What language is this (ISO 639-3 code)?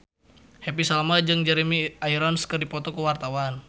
sun